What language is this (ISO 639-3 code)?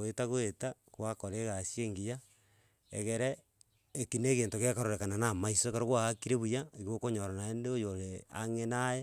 guz